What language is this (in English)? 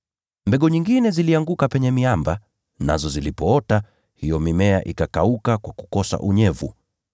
Swahili